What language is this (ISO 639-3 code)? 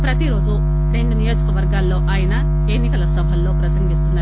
tel